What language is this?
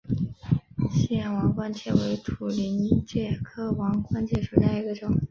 Chinese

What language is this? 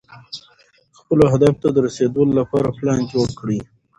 Pashto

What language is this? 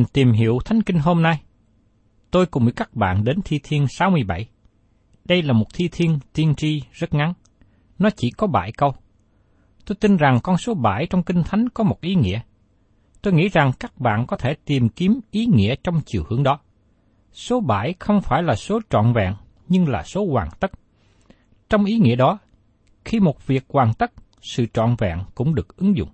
Vietnamese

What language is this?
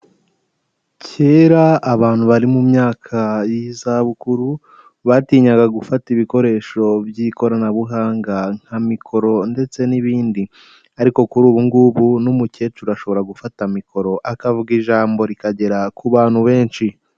Kinyarwanda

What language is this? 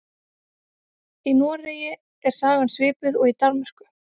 Icelandic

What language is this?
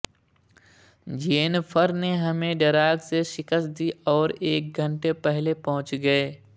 Urdu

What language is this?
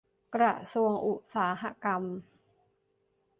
Thai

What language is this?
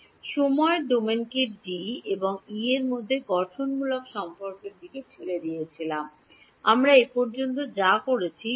Bangla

